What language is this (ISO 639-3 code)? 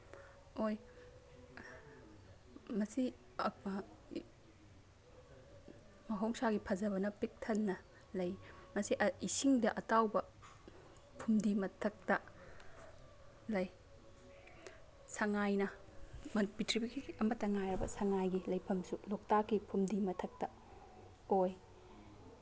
mni